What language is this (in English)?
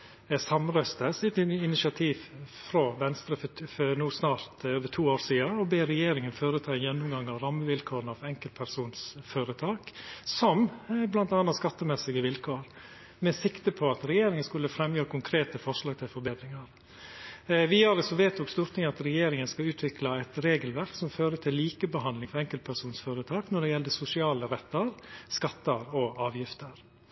Norwegian Nynorsk